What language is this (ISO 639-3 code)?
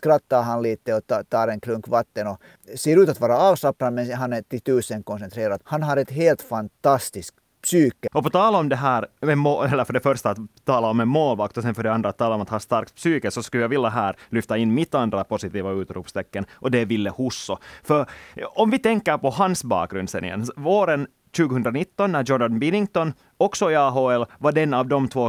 swe